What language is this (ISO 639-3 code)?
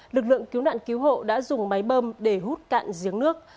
vie